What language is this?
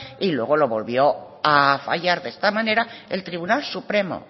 Spanish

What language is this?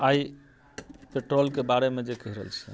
Maithili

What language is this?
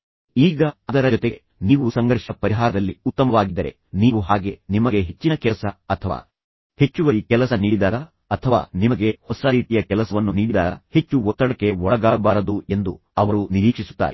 Kannada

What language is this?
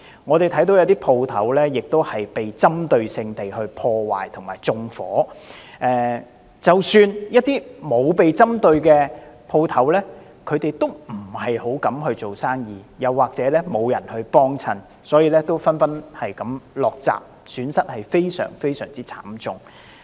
Cantonese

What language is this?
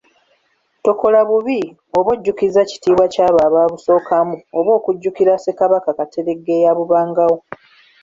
Ganda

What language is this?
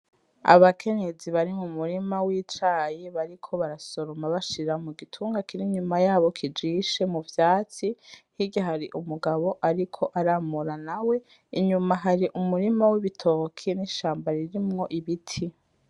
Rundi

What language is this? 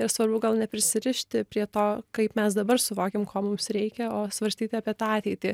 Lithuanian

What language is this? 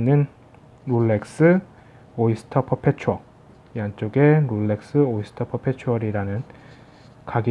Korean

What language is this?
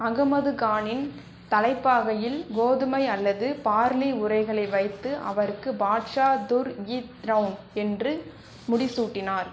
Tamil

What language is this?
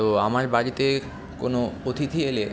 Bangla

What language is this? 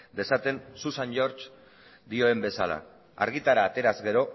Basque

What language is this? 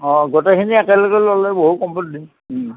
Assamese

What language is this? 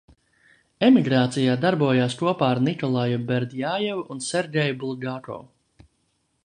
Latvian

